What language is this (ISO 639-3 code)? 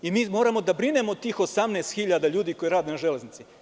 srp